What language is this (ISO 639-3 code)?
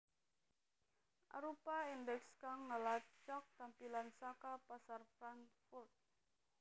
jav